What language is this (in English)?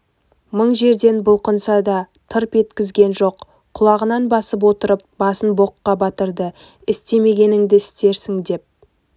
Kazakh